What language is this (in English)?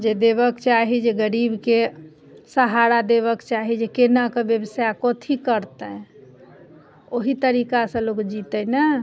Maithili